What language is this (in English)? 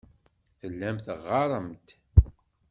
Kabyle